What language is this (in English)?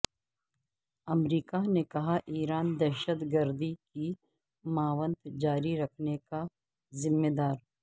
Urdu